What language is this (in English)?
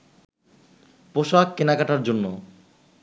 Bangla